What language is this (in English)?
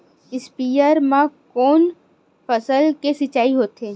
Chhattisgarhi